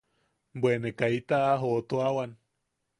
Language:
Yaqui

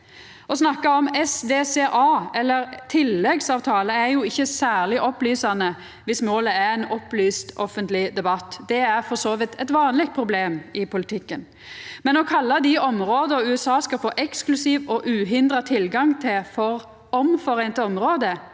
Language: Norwegian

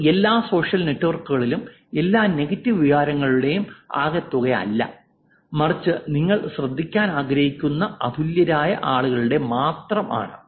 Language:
Malayalam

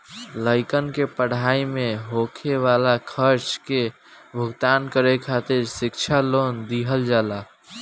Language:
Bhojpuri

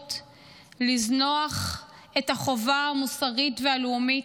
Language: Hebrew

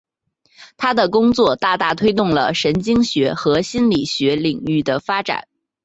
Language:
Chinese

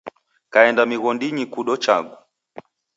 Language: Taita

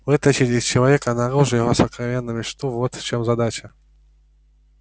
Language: Russian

